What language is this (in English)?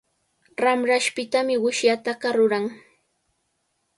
Cajatambo North Lima Quechua